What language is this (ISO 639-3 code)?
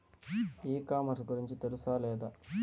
tel